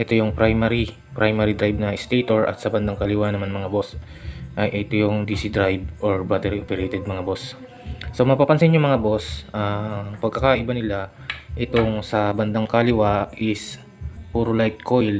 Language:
Filipino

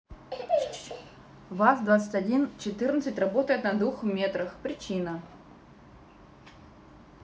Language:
Russian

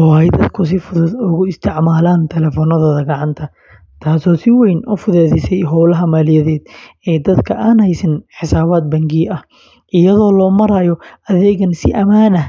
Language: Somali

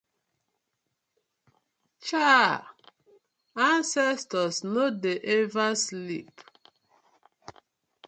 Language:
Nigerian Pidgin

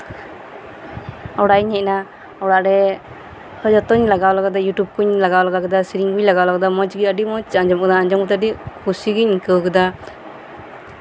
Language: Santali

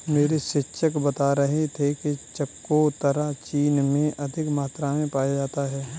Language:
Hindi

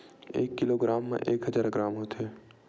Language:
Chhattisgarhi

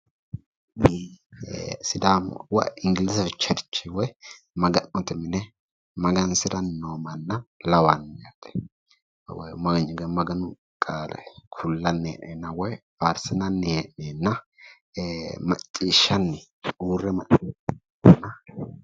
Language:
Sidamo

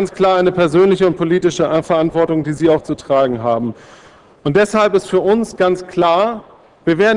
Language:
German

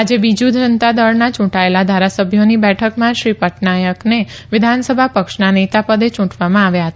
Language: Gujarati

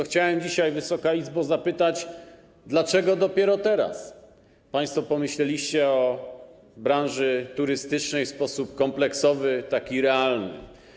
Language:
Polish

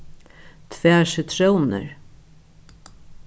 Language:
Faroese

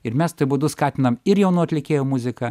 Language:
Lithuanian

